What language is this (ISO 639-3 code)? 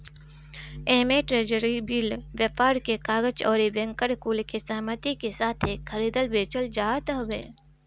bho